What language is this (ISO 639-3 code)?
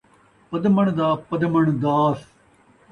skr